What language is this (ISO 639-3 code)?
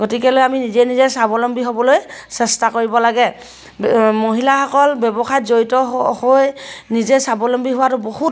asm